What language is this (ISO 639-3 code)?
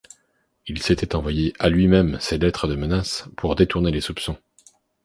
fra